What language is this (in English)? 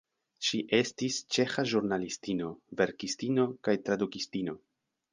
Esperanto